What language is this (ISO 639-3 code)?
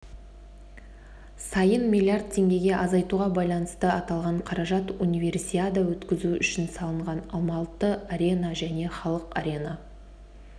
kaz